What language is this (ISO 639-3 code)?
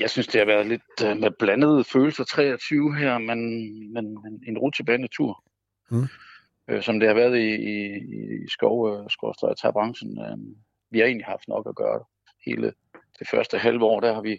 dan